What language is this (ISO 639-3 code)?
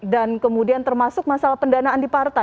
ind